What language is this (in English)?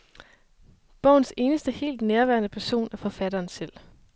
Danish